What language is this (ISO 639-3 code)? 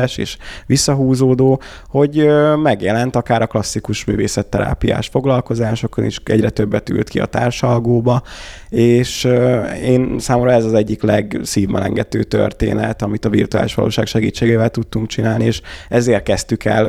hun